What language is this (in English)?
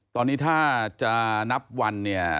Thai